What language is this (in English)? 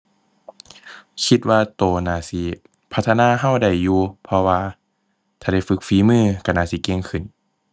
Thai